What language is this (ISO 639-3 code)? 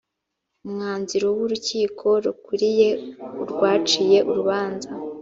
kin